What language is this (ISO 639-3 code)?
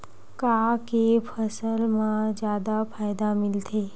hne